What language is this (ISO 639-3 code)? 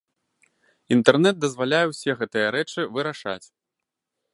bel